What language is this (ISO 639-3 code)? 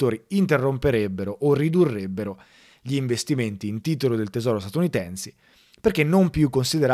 ita